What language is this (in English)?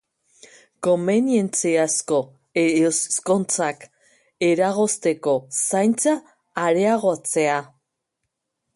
Basque